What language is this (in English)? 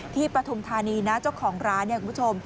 Thai